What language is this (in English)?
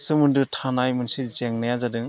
Bodo